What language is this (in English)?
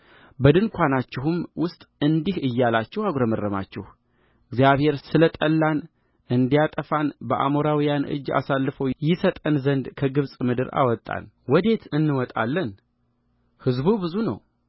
Amharic